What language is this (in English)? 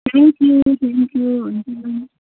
Nepali